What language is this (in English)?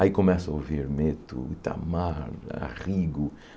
Portuguese